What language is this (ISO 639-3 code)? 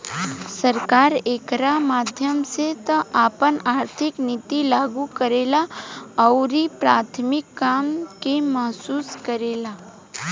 bho